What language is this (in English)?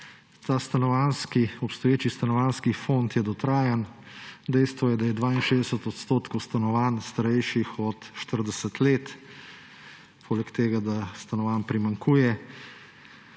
Slovenian